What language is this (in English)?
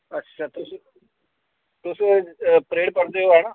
Dogri